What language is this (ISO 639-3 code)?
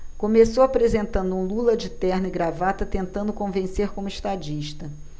por